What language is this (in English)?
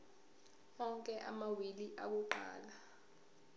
Zulu